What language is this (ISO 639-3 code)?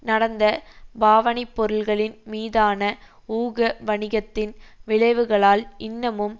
tam